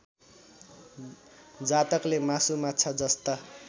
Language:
Nepali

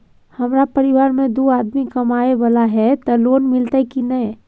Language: Maithili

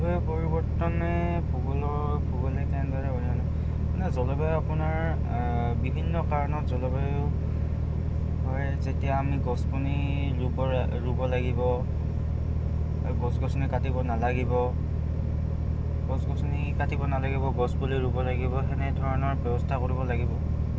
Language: Assamese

